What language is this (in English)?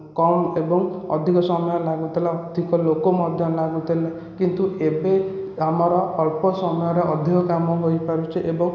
Odia